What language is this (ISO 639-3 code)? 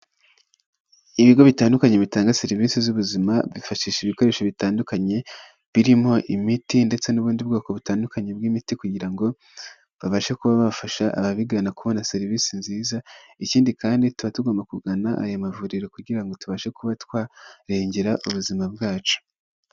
kin